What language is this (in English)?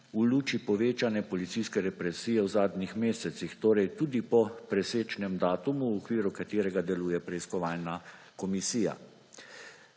Slovenian